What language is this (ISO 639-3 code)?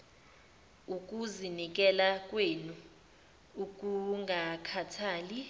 zul